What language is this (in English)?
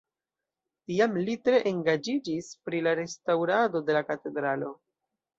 Esperanto